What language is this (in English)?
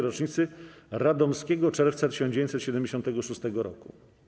Polish